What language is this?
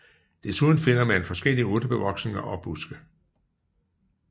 Danish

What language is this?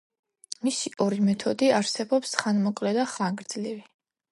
Georgian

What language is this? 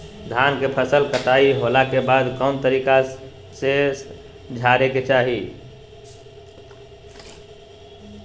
Magahi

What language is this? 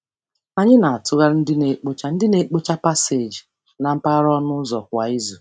Igbo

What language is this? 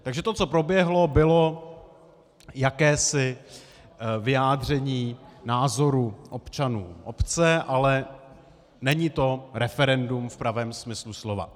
Czech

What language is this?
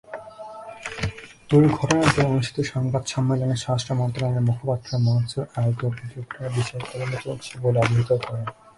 Bangla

